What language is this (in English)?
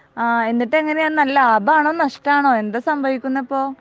Malayalam